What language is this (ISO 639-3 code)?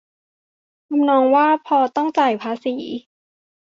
tha